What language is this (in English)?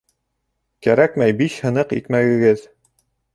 Bashkir